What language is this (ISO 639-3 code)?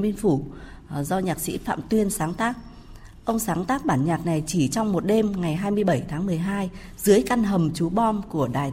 vie